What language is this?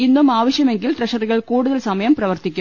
Malayalam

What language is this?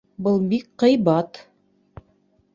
Bashkir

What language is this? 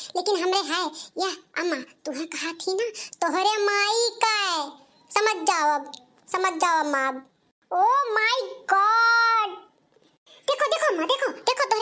Hindi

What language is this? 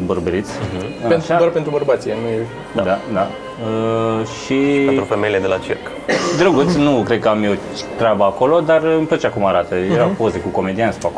Romanian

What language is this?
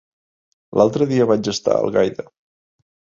Catalan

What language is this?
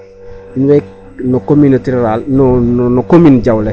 Serer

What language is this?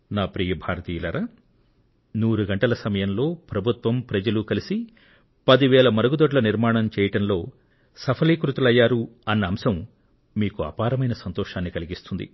Telugu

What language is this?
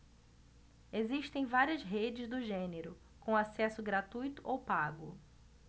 Portuguese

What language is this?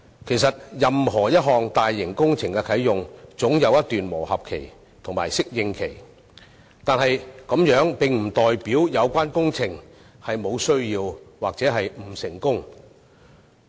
Cantonese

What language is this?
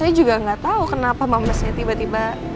Indonesian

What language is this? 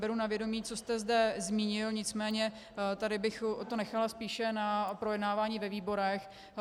Czech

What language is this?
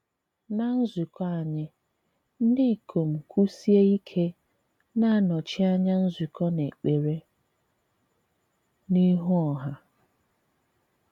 Igbo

